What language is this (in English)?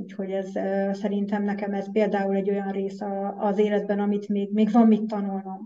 Hungarian